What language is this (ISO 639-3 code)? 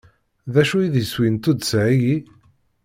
kab